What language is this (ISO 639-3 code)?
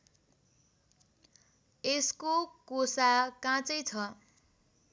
nep